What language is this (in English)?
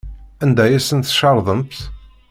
Kabyle